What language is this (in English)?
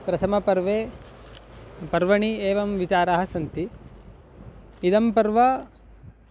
Sanskrit